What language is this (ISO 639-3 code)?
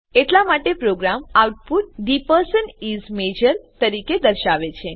guj